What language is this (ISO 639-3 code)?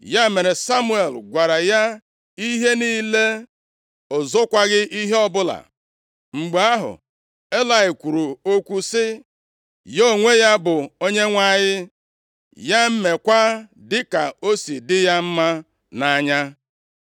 ibo